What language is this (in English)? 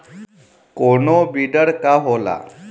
Bhojpuri